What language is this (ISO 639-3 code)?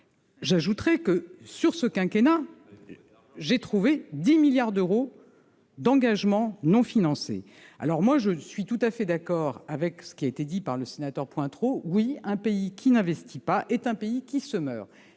fra